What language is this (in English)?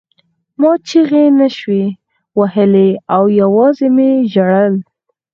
Pashto